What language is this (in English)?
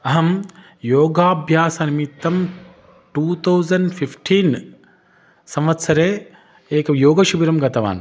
Sanskrit